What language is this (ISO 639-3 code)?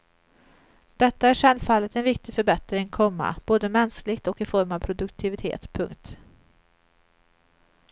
swe